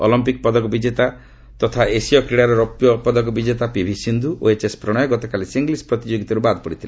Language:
Odia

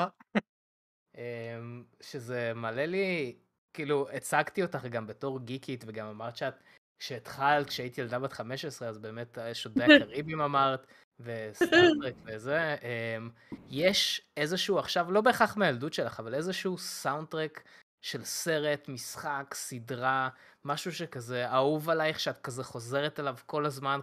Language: Hebrew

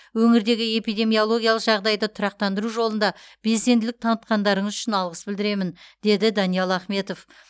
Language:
Kazakh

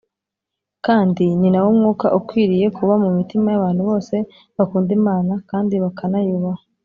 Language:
Kinyarwanda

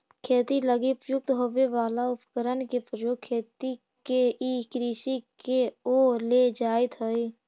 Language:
Magahi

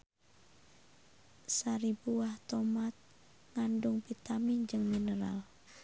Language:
Sundanese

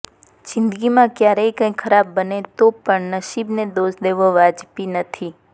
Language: Gujarati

